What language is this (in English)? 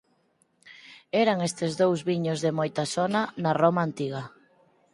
Galician